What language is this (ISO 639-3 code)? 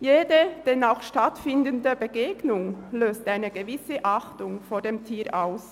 gsw